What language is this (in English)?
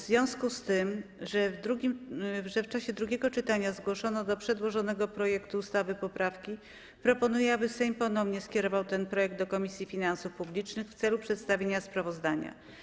Polish